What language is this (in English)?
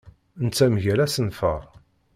Kabyle